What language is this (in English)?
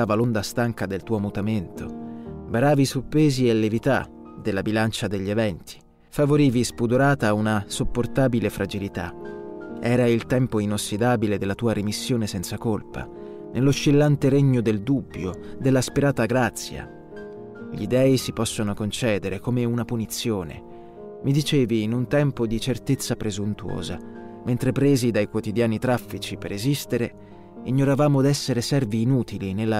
Italian